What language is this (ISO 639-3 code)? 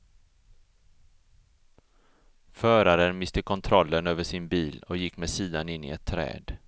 swe